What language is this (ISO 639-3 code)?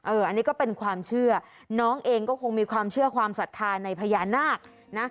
tha